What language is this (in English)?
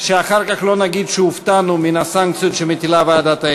Hebrew